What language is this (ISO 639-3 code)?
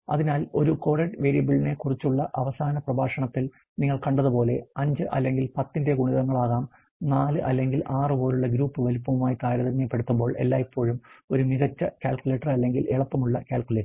mal